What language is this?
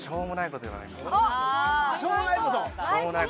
Japanese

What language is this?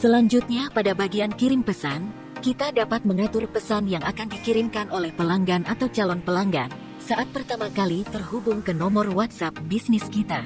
Indonesian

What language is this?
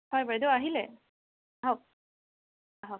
Assamese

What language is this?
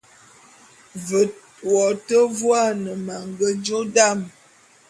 Bulu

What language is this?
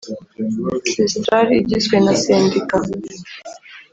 Kinyarwanda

